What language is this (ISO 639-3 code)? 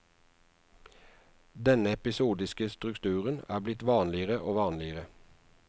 nor